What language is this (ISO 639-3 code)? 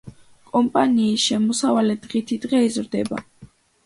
kat